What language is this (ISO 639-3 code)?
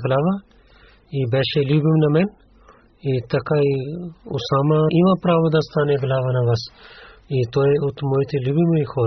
bul